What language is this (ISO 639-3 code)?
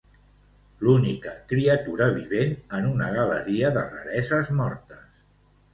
cat